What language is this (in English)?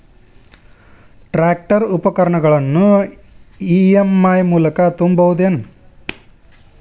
Kannada